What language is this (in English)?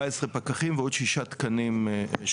Hebrew